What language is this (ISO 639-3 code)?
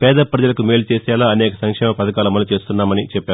tel